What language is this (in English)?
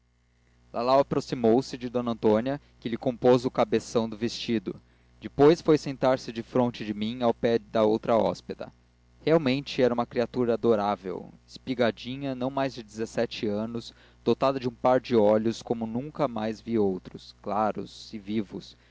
Portuguese